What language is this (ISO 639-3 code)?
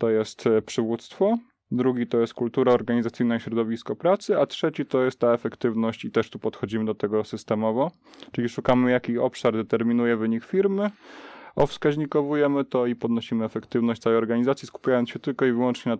pol